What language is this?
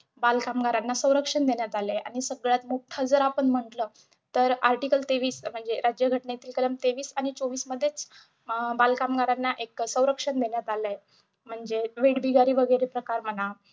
Marathi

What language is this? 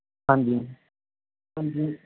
Punjabi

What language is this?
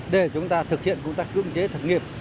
Vietnamese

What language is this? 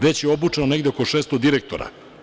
Serbian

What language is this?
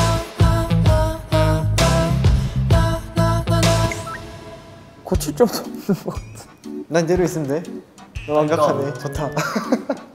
Korean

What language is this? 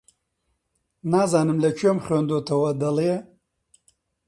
Central Kurdish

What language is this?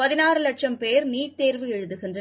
Tamil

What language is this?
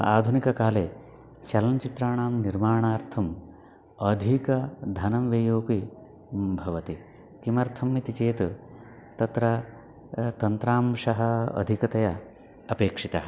Sanskrit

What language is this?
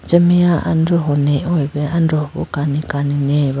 Idu-Mishmi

